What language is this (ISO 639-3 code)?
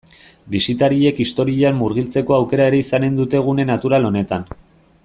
eus